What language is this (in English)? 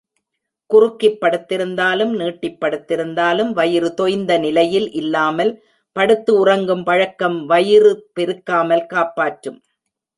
Tamil